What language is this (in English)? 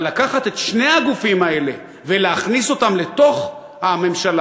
Hebrew